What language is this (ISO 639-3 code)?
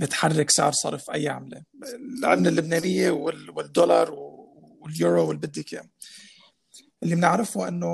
ara